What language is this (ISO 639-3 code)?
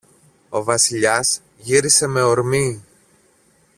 ell